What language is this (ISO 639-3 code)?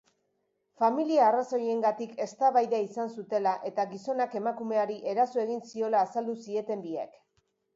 eus